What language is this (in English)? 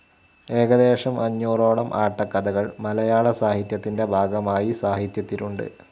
Malayalam